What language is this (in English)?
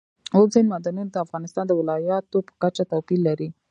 Pashto